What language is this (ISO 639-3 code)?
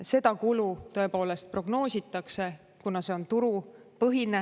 est